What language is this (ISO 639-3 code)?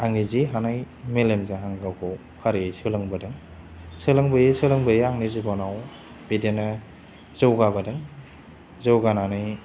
brx